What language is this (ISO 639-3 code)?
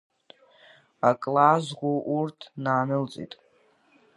abk